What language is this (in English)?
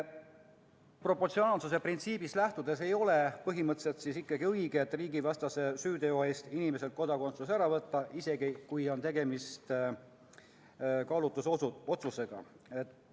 Estonian